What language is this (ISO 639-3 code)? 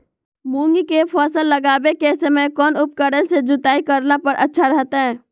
mag